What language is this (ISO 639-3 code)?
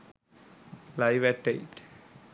sin